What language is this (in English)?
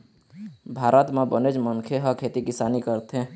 Chhattisgarhi